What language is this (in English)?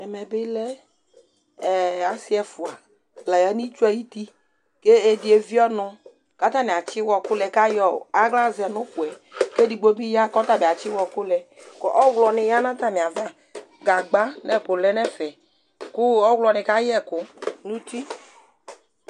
Ikposo